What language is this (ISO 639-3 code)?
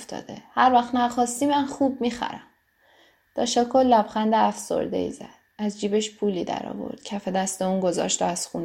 fas